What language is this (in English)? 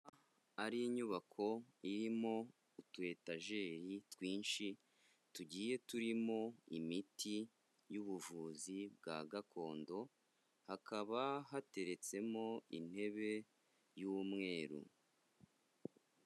Kinyarwanda